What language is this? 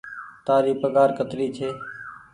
Goaria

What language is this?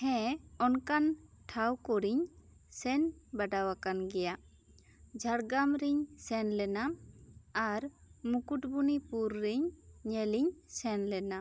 Santali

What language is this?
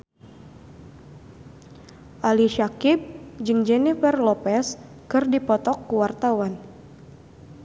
Sundanese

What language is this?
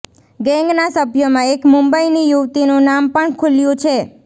Gujarati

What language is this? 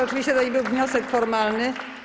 Polish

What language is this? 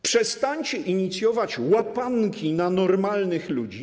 Polish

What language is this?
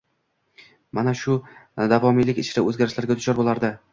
Uzbek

